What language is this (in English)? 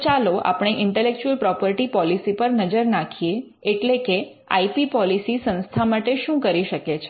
Gujarati